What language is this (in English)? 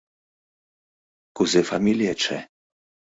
Mari